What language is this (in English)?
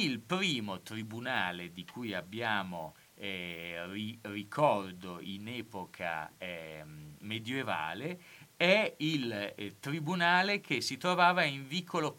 Italian